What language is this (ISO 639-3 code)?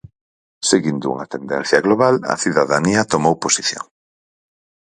glg